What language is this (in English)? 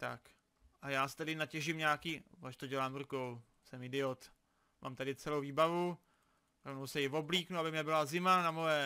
Czech